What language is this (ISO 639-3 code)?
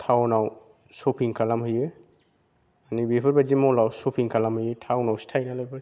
brx